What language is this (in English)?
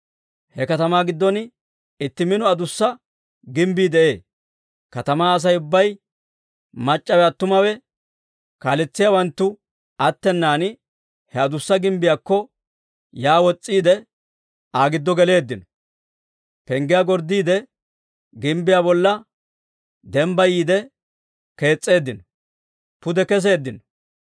Dawro